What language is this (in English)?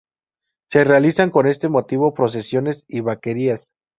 Spanish